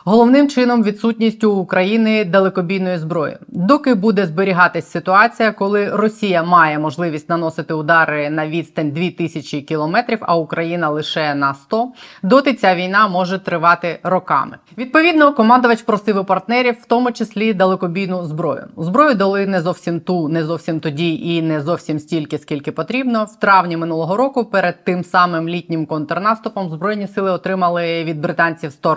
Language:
Ukrainian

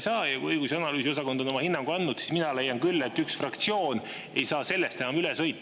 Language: Estonian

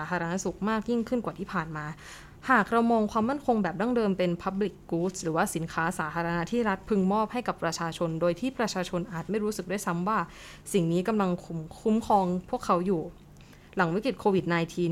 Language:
Thai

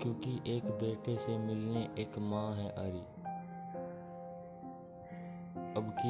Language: Hindi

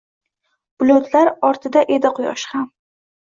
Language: Uzbek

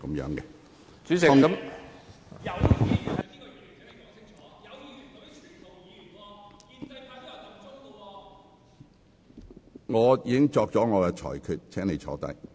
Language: Cantonese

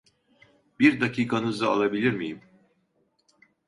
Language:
Turkish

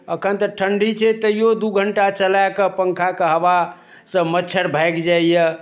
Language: Maithili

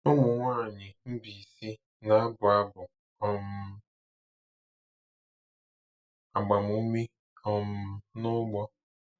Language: Igbo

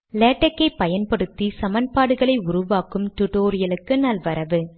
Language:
Tamil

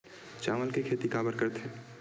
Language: Chhattisgarhi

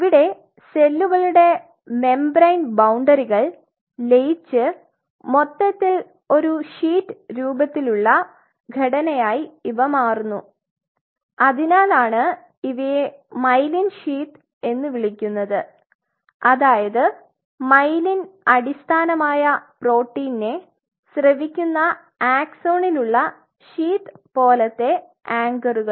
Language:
Malayalam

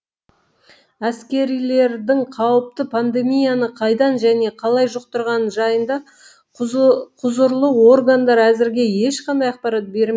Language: Kazakh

